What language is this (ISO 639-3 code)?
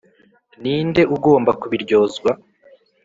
kin